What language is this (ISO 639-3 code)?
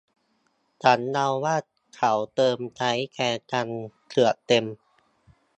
tha